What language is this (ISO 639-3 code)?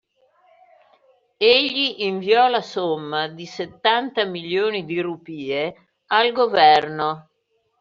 ita